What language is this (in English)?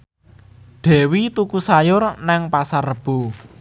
Javanese